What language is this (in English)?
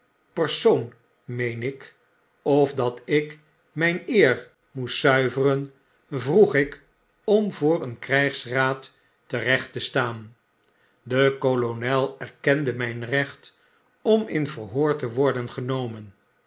Dutch